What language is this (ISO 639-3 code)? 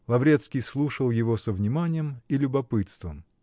rus